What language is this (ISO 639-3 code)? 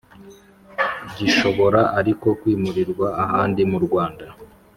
kin